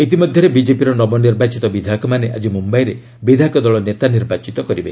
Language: Odia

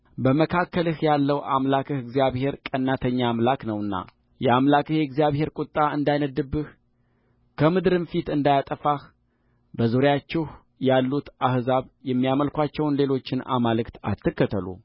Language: Amharic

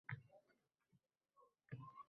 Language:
Uzbek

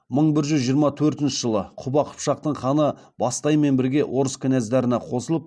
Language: Kazakh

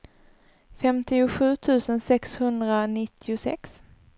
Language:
Swedish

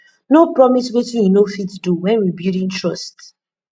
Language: Nigerian Pidgin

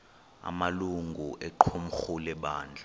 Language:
Xhosa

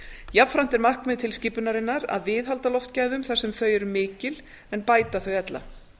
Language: Icelandic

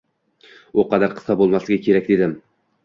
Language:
Uzbek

